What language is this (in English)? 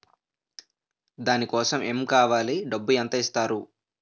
Telugu